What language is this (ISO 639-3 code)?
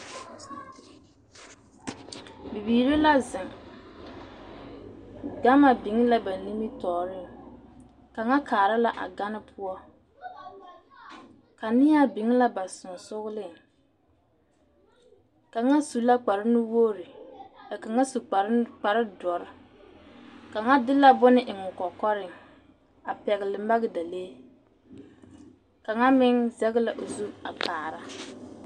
dga